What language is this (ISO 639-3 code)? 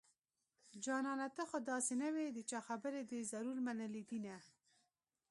pus